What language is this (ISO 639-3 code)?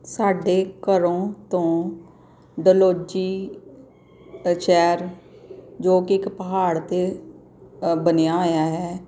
pan